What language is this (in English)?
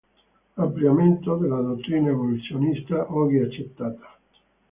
Italian